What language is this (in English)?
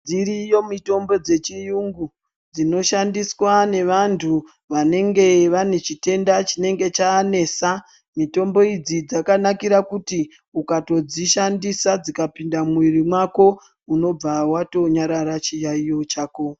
Ndau